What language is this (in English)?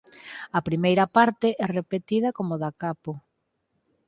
Galician